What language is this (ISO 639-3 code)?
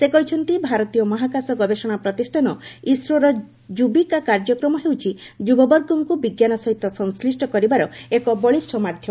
ori